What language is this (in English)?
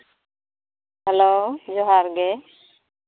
Santali